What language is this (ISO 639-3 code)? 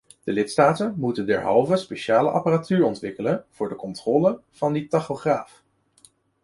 nld